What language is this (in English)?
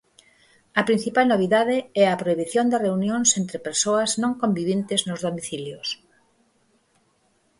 Galician